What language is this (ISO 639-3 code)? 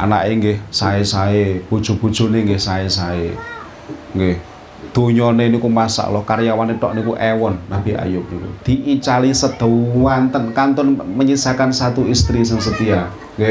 ind